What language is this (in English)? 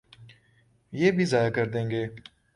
Urdu